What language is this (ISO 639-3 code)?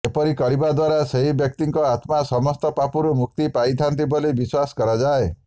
ori